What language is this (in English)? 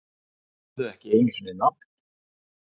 Icelandic